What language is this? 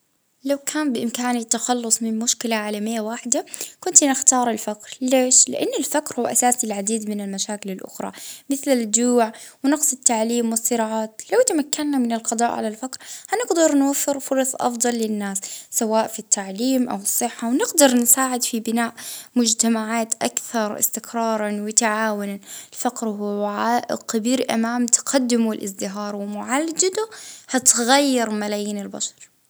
Libyan Arabic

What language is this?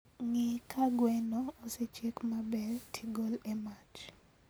Luo (Kenya and Tanzania)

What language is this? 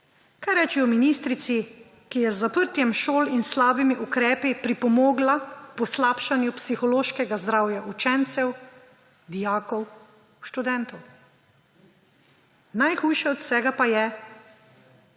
Slovenian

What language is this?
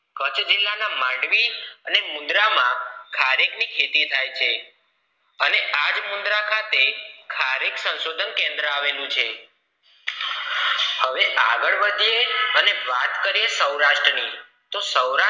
Gujarati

